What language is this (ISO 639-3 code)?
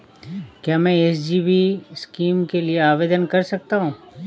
hin